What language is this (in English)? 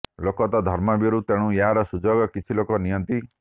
Odia